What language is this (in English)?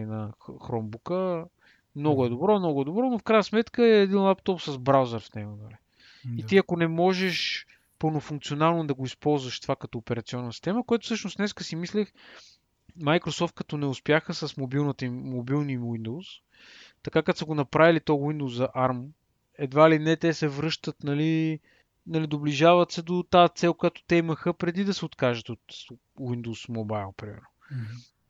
Bulgarian